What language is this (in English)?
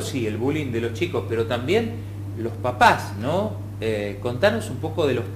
Spanish